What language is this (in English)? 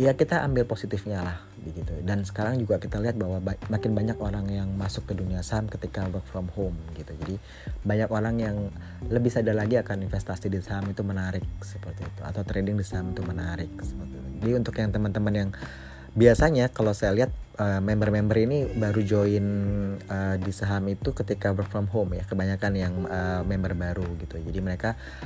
Indonesian